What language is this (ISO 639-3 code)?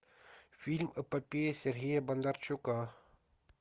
rus